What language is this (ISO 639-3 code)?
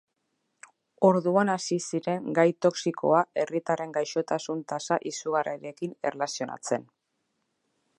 eus